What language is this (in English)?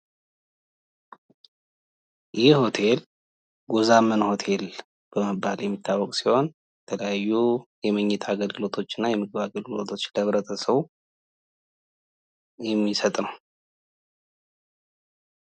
Amharic